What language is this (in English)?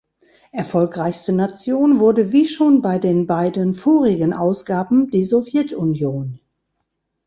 German